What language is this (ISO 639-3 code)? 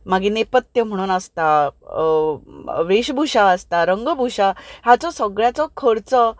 kok